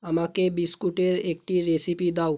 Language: Bangla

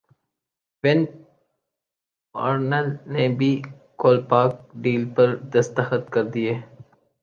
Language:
Urdu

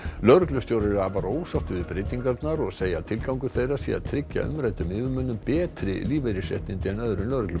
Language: Icelandic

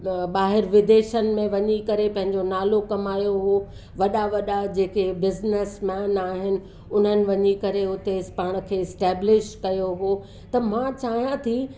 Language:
Sindhi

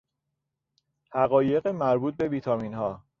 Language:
Persian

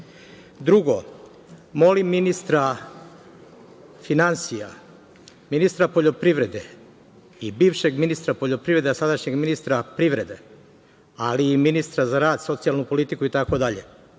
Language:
Serbian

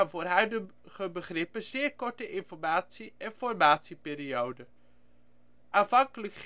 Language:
Dutch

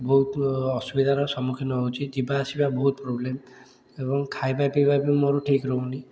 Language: Odia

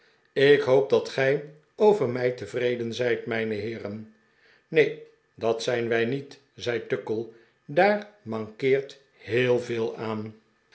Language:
Dutch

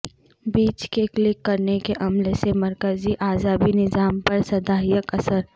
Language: Urdu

